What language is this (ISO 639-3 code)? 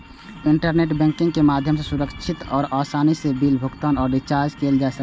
mai